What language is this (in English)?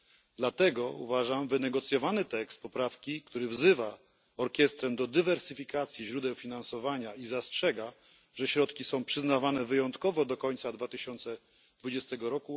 Polish